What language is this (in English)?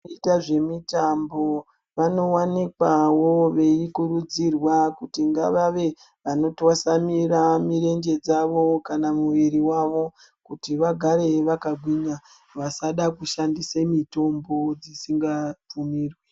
Ndau